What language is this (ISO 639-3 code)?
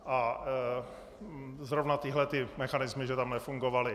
ces